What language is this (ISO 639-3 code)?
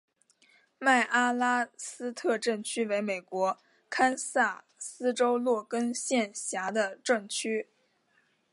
zho